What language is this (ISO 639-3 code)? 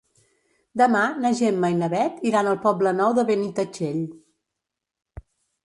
cat